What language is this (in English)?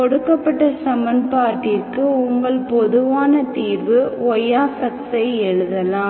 Tamil